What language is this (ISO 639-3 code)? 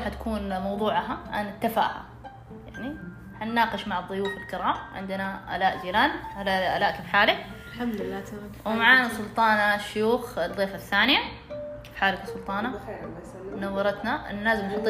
ara